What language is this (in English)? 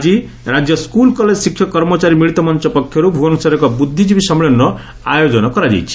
Odia